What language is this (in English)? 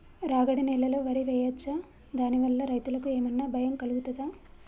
Telugu